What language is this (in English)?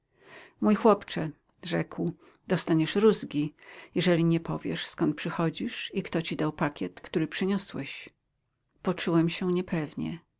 Polish